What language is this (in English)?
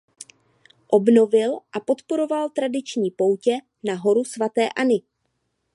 Czech